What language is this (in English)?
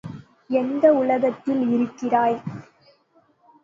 Tamil